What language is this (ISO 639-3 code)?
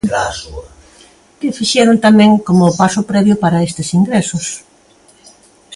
glg